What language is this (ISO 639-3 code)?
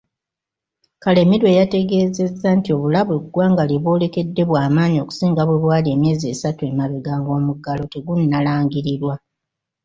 lug